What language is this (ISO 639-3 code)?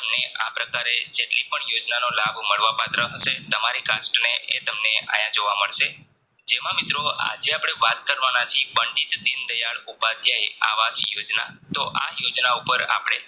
guj